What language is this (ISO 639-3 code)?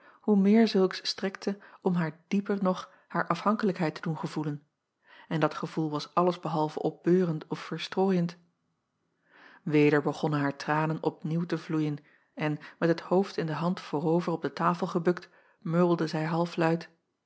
nld